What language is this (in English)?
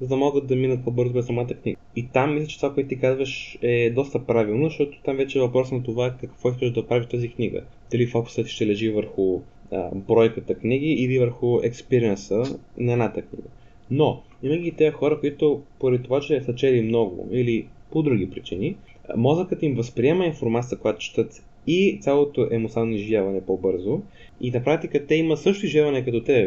Bulgarian